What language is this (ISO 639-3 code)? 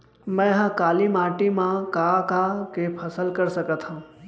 hne